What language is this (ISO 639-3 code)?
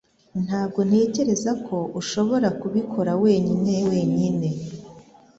kin